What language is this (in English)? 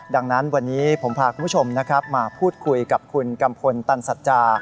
Thai